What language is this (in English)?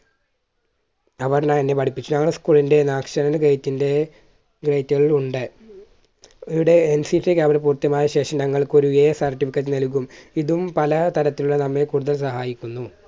Malayalam